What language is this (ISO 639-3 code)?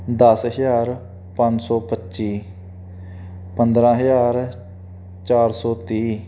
pan